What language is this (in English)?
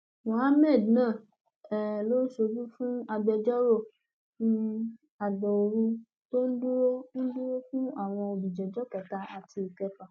Yoruba